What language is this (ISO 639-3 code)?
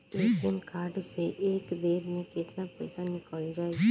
bho